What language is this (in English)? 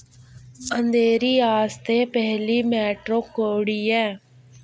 Dogri